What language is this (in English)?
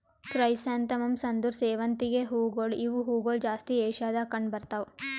Kannada